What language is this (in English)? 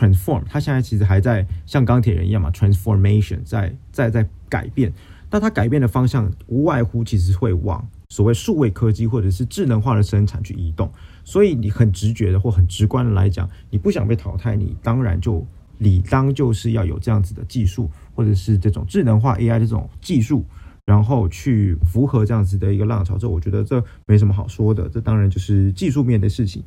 Chinese